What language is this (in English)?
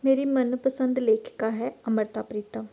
Punjabi